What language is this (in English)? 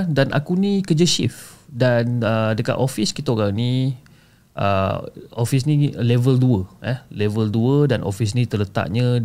Malay